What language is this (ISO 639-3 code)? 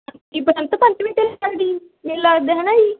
pan